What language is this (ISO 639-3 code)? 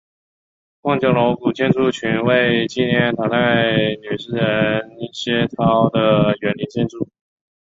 zho